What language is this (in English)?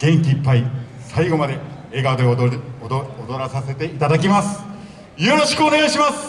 Japanese